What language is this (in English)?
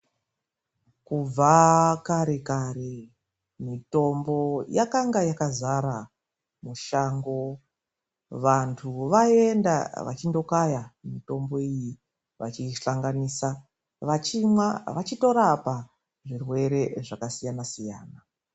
Ndau